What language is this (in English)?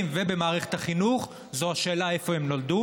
Hebrew